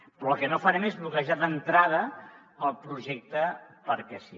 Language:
Catalan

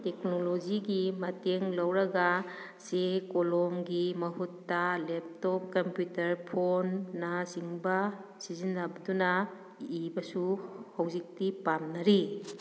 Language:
Manipuri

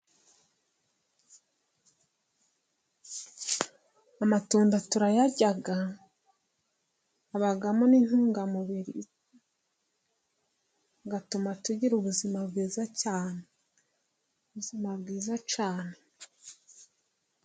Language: Kinyarwanda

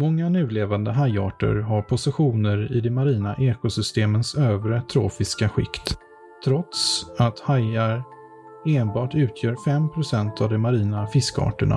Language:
Swedish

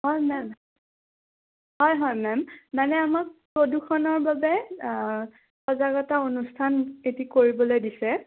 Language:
Assamese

